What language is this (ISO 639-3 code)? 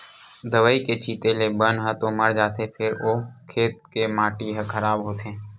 hne